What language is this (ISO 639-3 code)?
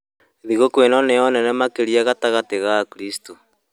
kik